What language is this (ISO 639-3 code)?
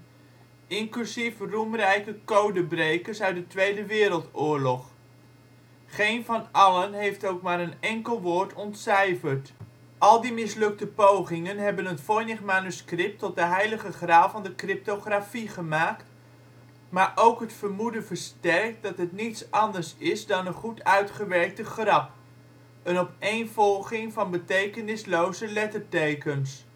nld